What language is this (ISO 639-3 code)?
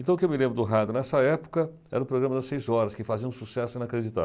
por